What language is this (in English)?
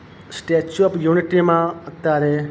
Gujarati